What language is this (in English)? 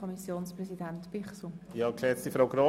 Swiss German